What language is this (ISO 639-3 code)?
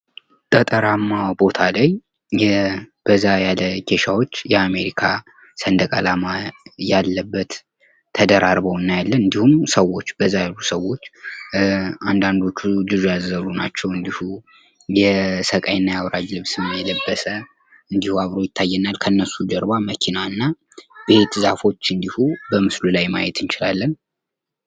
amh